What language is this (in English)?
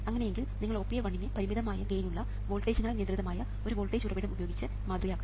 Malayalam